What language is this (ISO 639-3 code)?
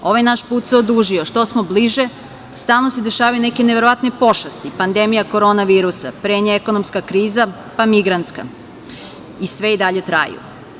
srp